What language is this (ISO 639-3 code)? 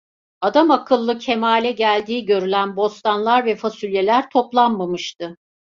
tur